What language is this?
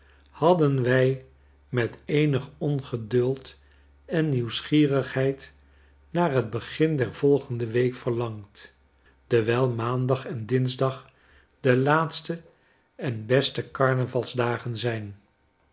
Dutch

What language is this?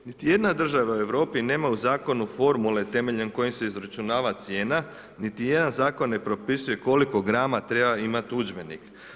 Croatian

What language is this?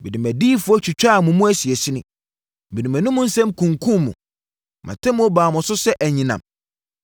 Akan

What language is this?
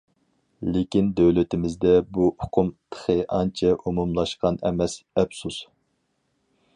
Uyghur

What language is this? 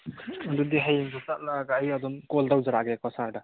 Manipuri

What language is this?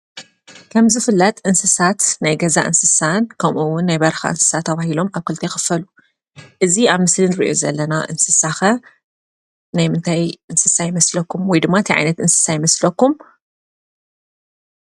Tigrinya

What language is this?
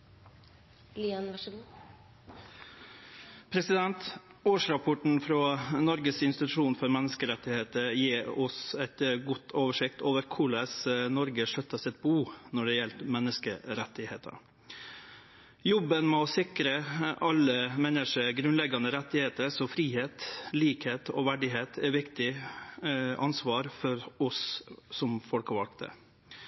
Norwegian Nynorsk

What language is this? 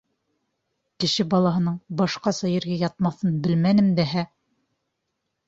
Bashkir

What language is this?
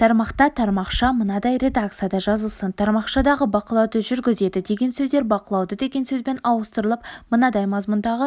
Kazakh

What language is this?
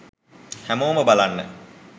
Sinhala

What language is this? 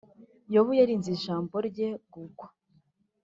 Kinyarwanda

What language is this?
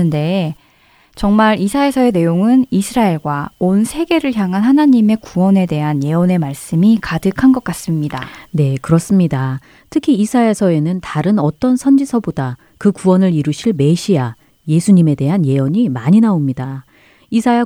Korean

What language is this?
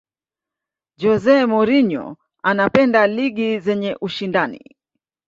Swahili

